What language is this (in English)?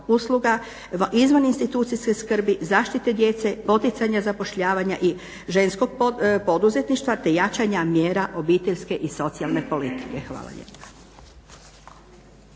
Croatian